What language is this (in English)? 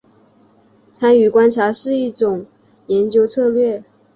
Chinese